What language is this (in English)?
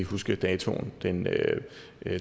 Danish